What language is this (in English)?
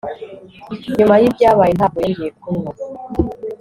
Kinyarwanda